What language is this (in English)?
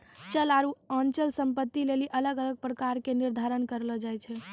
Maithili